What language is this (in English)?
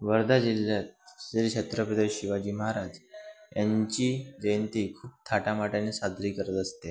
Marathi